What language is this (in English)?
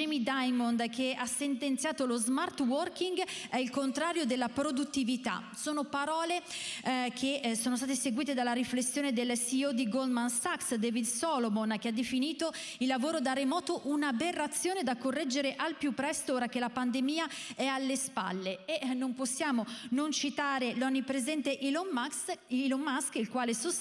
Italian